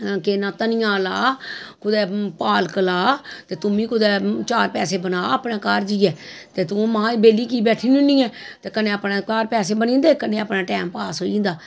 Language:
Dogri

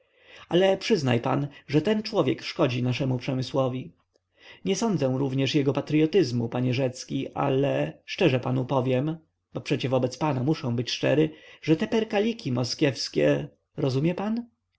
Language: Polish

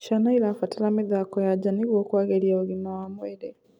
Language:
Kikuyu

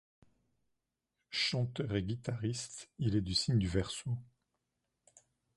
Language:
French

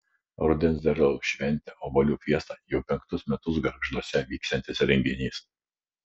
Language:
Lithuanian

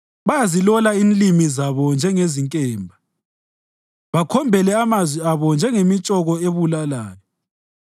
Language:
North Ndebele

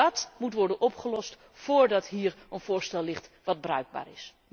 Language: Dutch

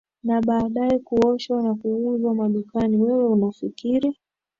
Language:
Swahili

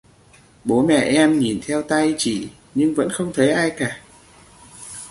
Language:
Vietnamese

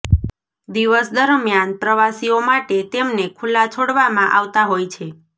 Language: Gujarati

